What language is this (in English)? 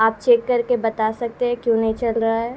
Urdu